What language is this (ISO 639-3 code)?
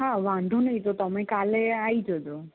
guj